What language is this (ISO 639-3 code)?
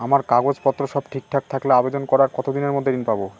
ben